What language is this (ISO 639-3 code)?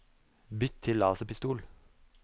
nor